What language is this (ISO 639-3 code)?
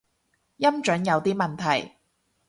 yue